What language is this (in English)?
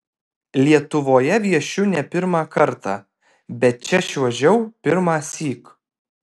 Lithuanian